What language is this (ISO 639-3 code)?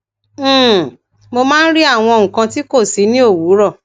yor